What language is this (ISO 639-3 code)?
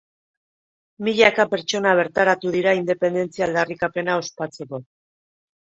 eus